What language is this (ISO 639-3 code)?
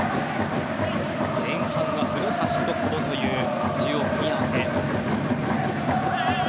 jpn